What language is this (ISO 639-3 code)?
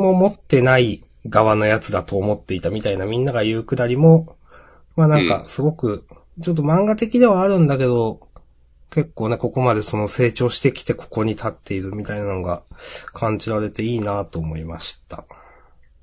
jpn